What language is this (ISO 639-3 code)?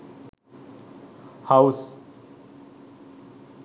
sin